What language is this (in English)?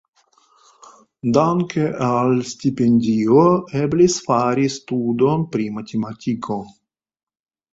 Esperanto